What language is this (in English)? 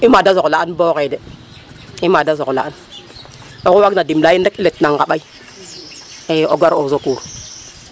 Serer